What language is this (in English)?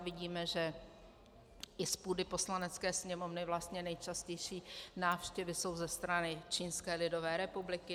Czech